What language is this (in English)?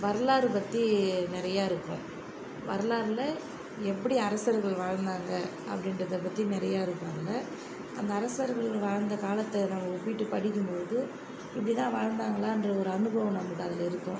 Tamil